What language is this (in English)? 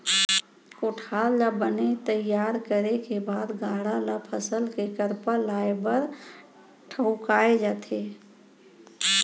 Chhattisgarhi